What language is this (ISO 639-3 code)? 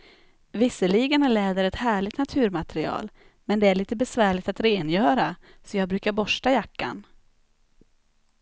swe